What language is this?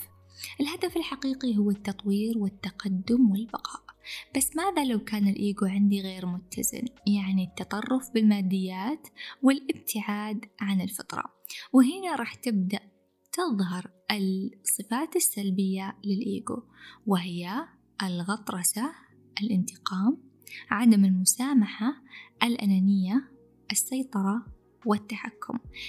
Arabic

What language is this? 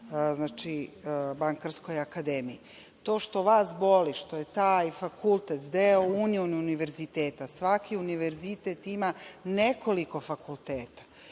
Serbian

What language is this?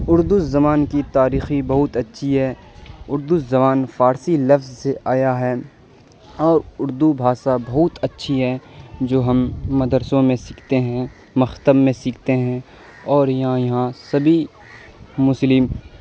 Urdu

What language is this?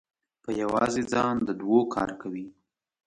Pashto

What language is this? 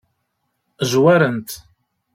Kabyle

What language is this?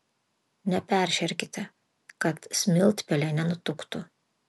Lithuanian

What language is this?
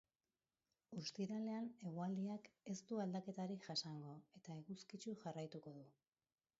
Basque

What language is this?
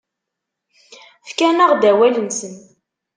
Kabyle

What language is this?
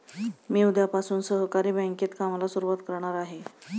Marathi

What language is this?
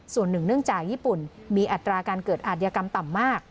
Thai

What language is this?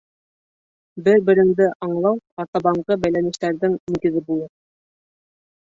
Bashkir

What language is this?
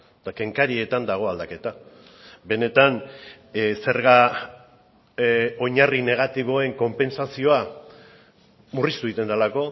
Basque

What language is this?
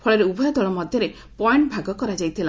Odia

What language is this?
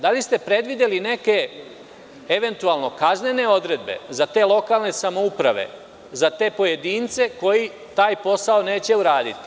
Serbian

